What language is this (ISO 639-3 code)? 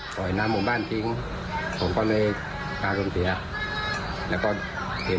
tha